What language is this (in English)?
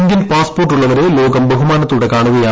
Malayalam